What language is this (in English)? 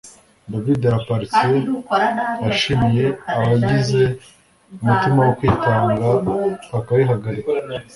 Kinyarwanda